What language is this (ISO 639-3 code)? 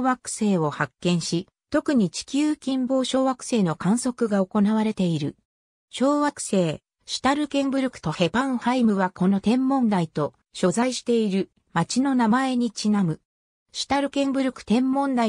jpn